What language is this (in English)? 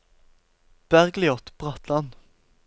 Norwegian